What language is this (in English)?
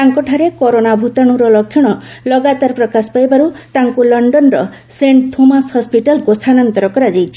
Odia